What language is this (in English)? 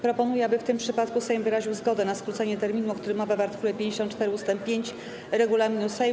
Polish